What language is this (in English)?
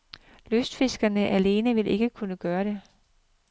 Danish